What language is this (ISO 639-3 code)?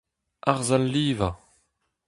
bre